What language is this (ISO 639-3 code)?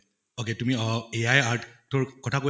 asm